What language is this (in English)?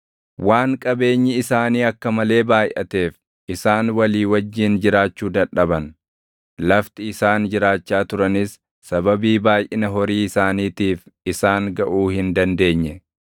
Oromo